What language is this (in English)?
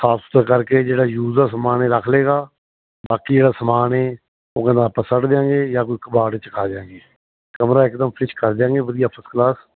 Punjabi